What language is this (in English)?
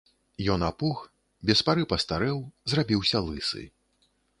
Belarusian